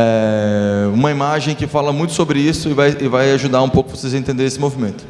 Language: Portuguese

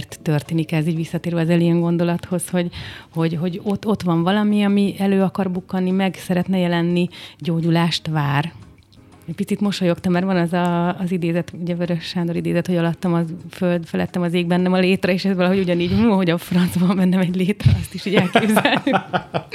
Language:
Hungarian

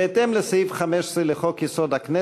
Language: Hebrew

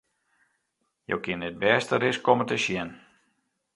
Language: Western Frisian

